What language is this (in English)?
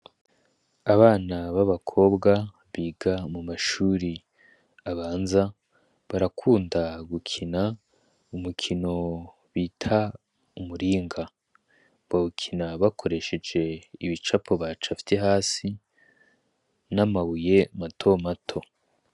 Rundi